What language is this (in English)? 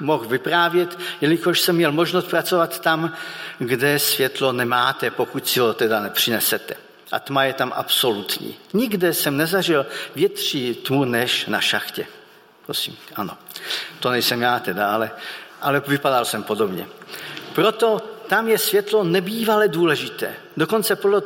Czech